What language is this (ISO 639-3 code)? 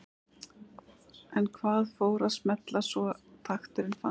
isl